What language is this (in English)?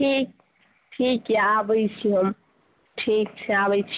Maithili